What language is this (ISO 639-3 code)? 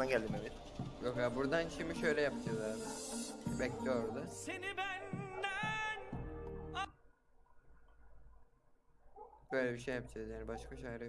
tur